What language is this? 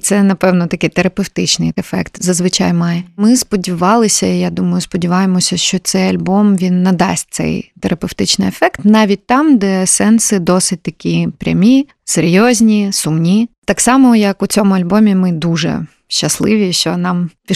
Ukrainian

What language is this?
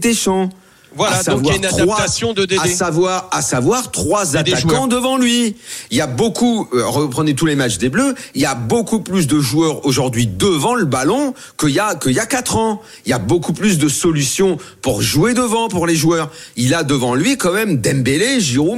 French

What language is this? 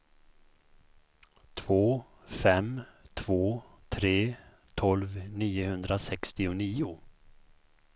Swedish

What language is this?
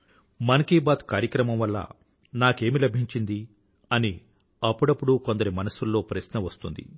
Telugu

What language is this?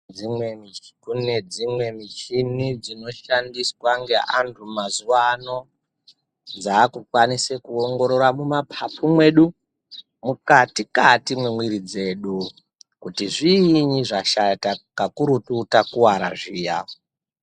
Ndau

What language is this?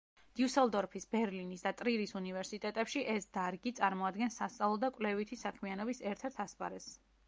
Georgian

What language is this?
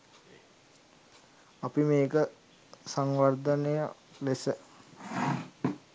Sinhala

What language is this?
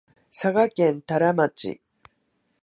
Japanese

